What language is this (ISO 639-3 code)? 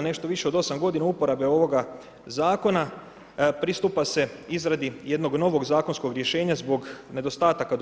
hrv